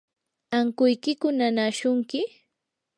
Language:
Yanahuanca Pasco Quechua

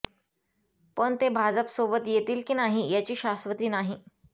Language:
Marathi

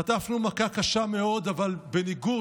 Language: Hebrew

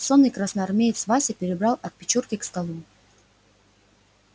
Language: Russian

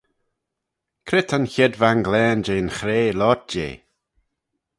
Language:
Manx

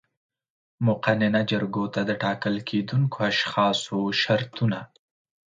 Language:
Pashto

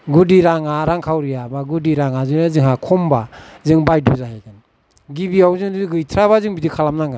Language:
Bodo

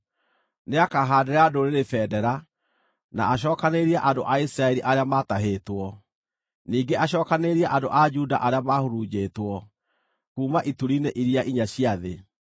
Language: Kikuyu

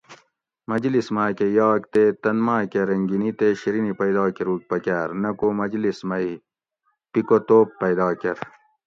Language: Gawri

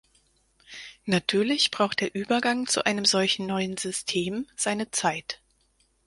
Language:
German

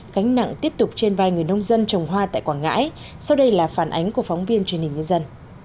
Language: Vietnamese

